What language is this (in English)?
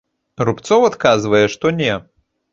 Belarusian